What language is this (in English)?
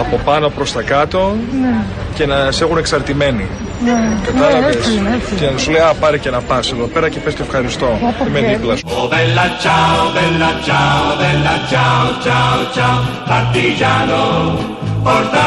Greek